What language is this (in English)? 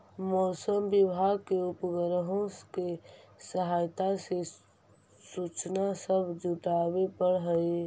Magahi